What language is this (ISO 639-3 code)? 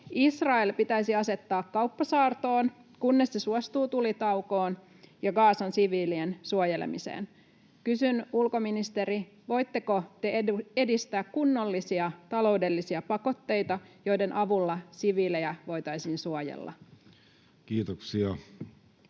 fin